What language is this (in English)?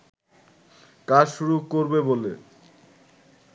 Bangla